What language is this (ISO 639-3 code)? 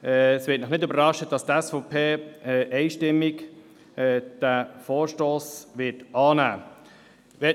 gsw